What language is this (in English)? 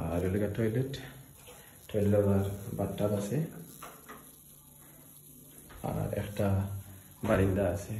Bangla